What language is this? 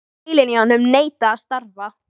Icelandic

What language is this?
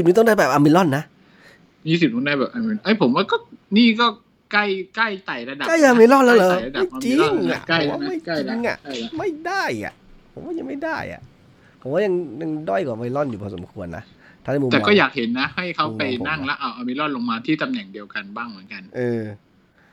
Thai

